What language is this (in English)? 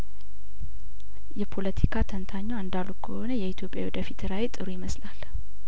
Amharic